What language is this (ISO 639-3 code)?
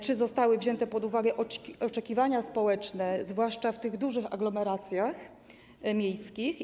pol